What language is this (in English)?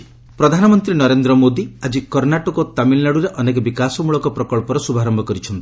Odia